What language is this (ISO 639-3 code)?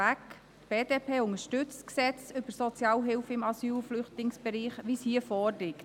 gsw